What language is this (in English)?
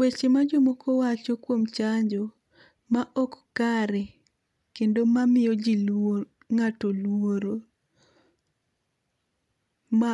Luo (Kenya and Tanzania)